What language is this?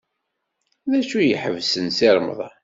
Kabyle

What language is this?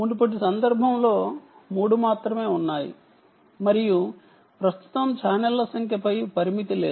Telugu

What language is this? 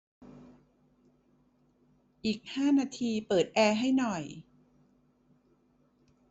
Thai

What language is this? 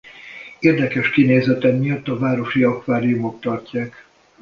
Hungarian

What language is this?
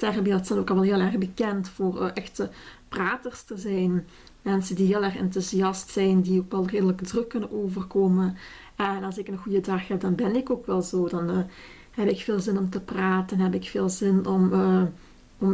Dutch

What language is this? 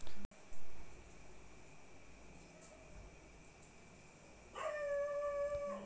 Bangla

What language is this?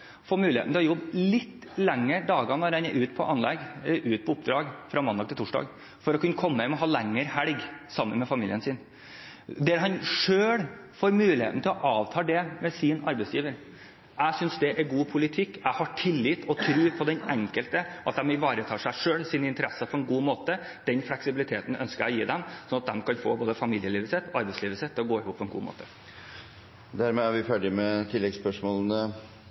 Norwegian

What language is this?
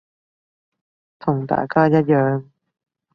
Cantonese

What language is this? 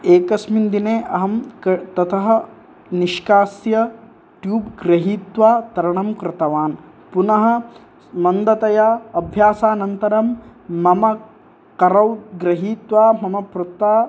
Sanskrit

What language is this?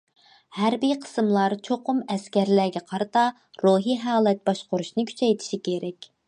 Uyghur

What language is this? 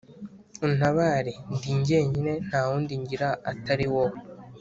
Kinyarwanda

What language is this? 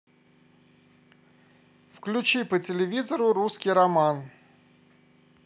Russian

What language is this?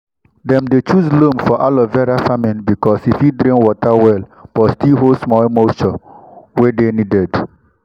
Nigerian Pidgin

